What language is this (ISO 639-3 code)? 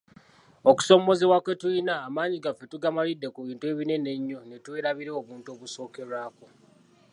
lug